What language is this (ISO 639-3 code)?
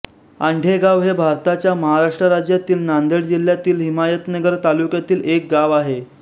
mar